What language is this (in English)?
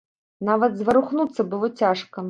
Belarusian